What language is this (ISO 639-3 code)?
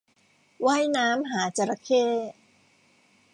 tha